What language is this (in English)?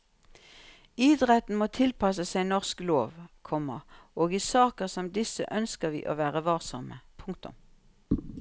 Norwegian